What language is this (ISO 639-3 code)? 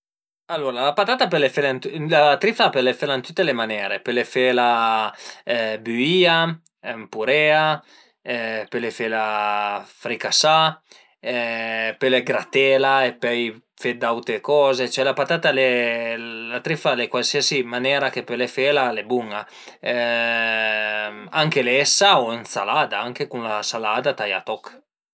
pms